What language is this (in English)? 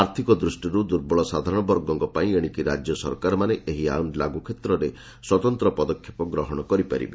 Odia